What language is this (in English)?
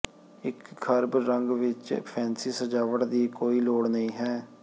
Punjabi